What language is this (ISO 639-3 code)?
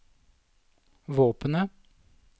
nor